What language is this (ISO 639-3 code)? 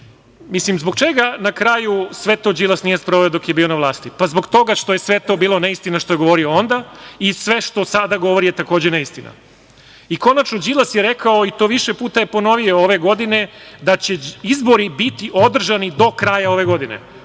srp